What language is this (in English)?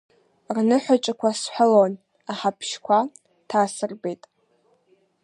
Abkhazian